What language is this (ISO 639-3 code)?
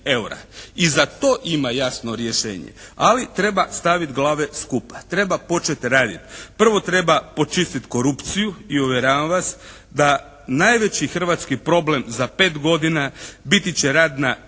hrv